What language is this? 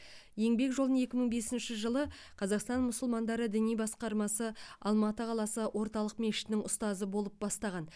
Kazakh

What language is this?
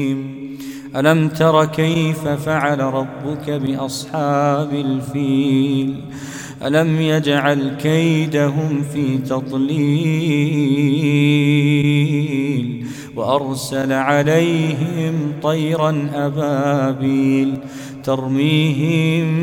Arabic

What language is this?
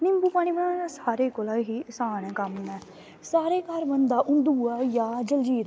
Dogri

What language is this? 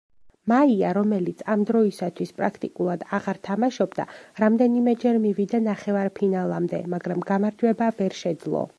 Georgian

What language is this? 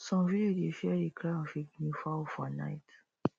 Nigerian Pidgin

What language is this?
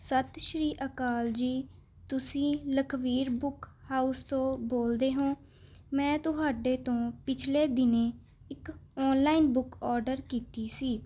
Punjabi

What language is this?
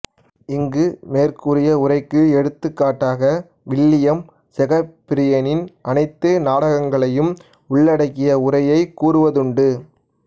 Tamil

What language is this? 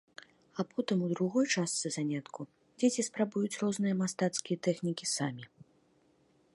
Belarusian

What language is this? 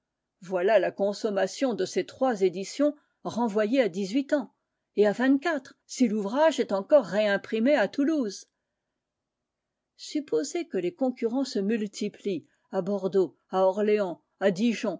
French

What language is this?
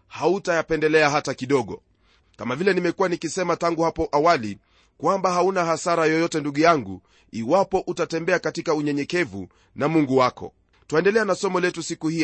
Swahili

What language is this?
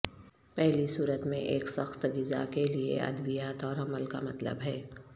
Urdu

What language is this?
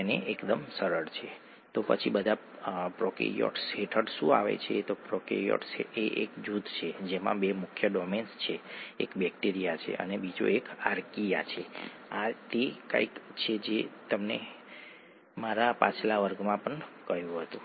Gujarati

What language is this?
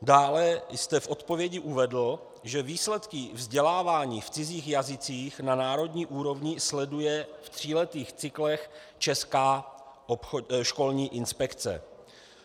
Czech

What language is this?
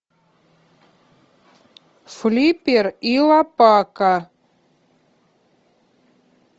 Russian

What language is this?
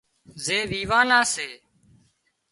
Wadiyara Koli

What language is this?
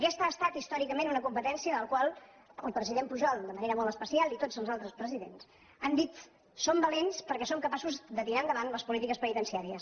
Catalan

